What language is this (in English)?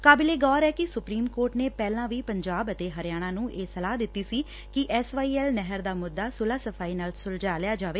Punjabi